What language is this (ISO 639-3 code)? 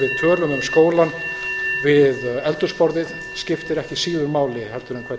isl